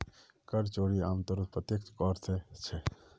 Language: Magahi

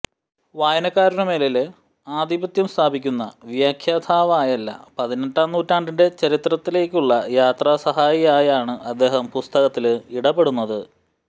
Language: Malayalam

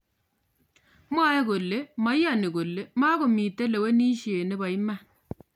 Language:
Kalenjin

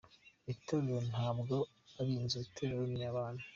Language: Kinyarwanda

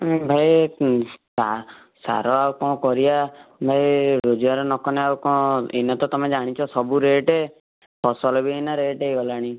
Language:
Odia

